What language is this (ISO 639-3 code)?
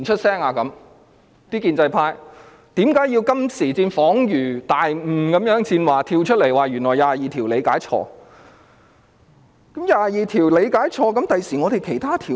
yue